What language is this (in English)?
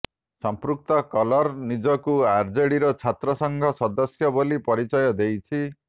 Odia